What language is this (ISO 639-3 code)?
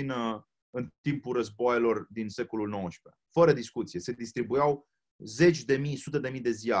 ron